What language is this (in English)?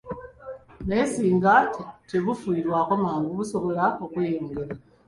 Ganda